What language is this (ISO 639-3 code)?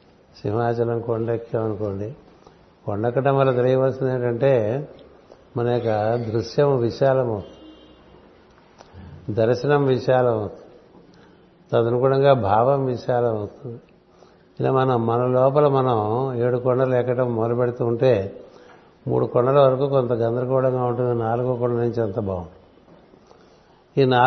tel